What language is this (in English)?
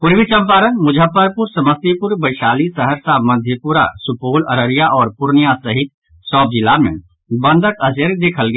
Maithili